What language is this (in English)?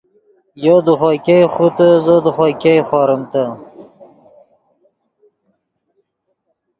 Yidgha